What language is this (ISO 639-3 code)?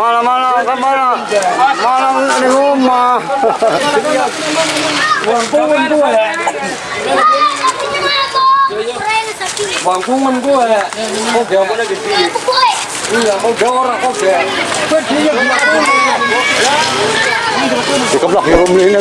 ind